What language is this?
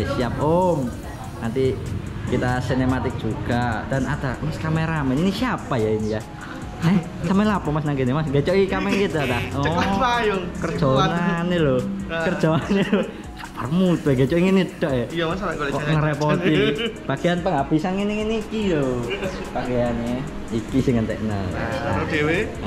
Indonesian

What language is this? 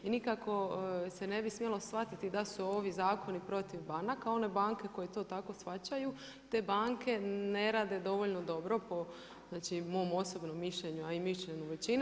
Croatian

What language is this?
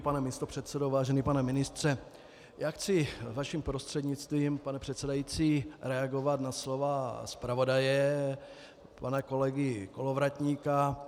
Czech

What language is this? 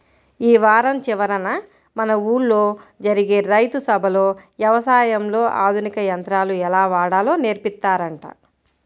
Telugu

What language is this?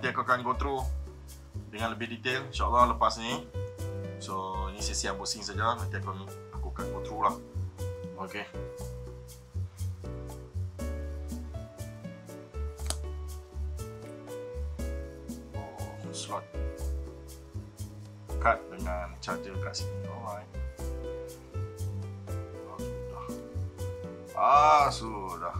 Malay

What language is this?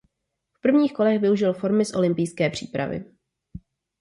Czech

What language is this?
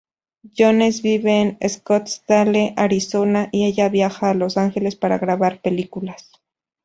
Spanish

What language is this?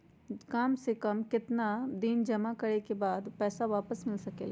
Magahi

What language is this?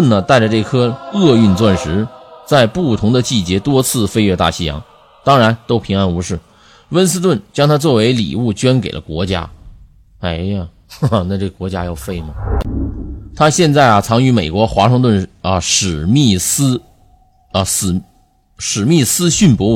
Chinese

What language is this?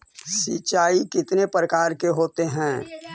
Magahi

